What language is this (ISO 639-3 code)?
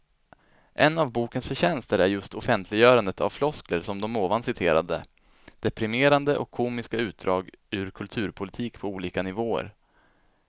swe